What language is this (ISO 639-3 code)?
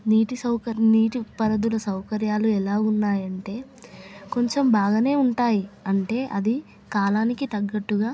tel